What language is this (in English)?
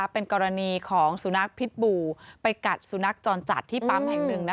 Thai